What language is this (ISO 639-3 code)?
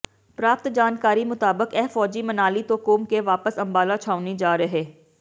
pan